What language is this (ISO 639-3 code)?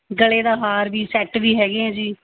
pan